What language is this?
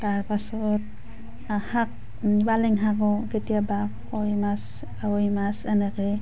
Assamese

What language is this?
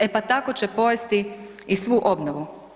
Croatian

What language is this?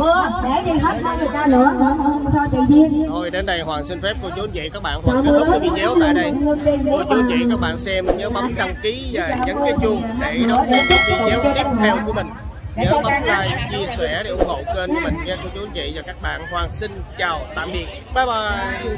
Vietnamese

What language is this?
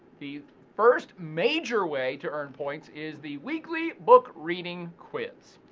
English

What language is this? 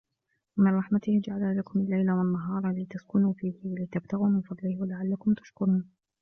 Arabic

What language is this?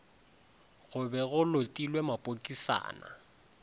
Northern Sotho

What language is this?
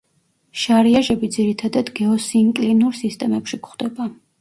Georgian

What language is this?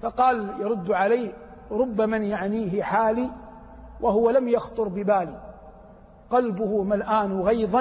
Arabic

